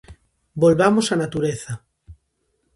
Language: Galician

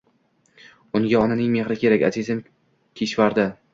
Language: Uzbek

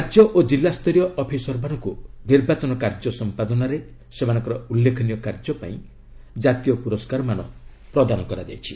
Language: Odia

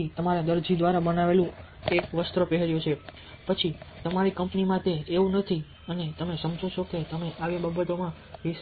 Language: Gujarati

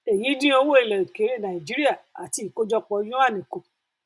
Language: Yoruba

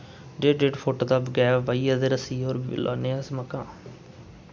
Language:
Dogri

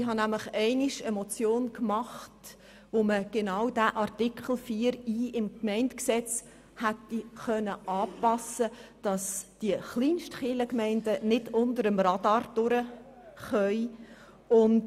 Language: Swiss German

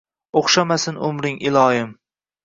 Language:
Uzbek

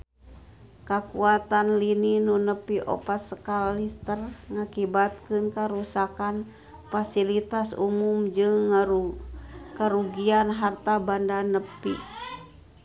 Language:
Sundanese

